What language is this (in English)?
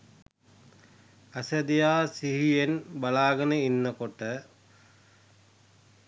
Sinhala